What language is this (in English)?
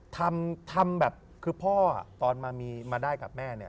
Thai